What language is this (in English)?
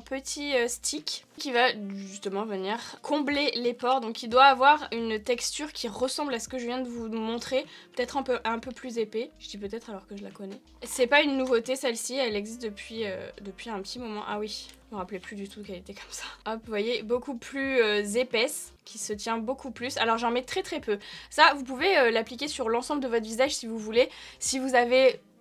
French